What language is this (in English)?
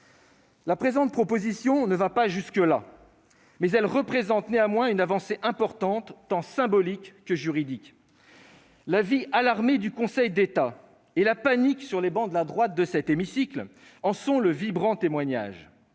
French